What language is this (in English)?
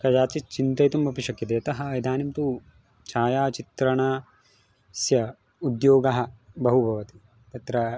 Sanskrit